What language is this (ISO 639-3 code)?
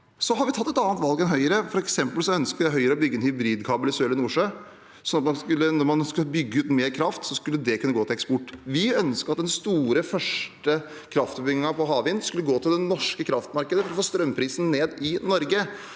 nor